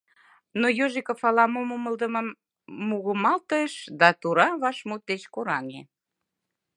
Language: Mari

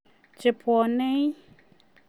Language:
Kalenjin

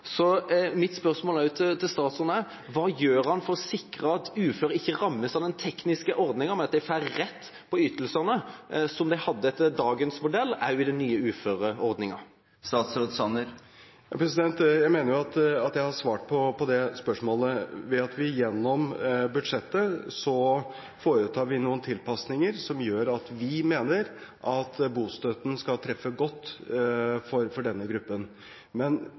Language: Norwegian Bokmål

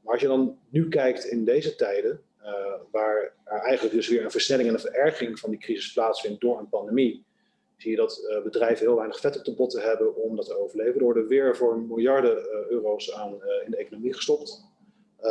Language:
Dutch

